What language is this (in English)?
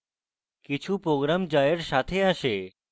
Bangla